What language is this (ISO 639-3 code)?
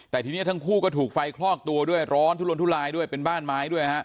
tha